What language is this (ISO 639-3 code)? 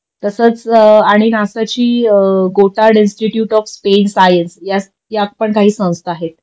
mar